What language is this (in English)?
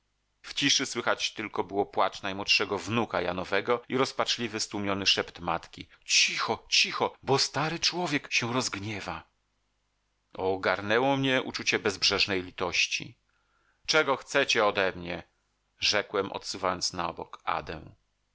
Polish